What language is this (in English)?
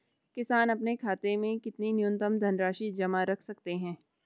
Hindi